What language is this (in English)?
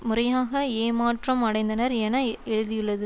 Tamil